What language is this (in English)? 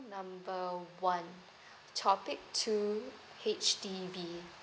English